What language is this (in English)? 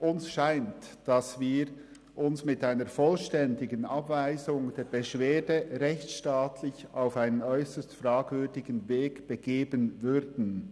Swiss German